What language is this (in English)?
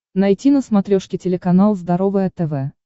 Russian